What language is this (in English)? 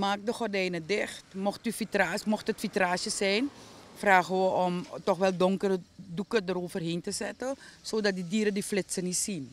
Dutch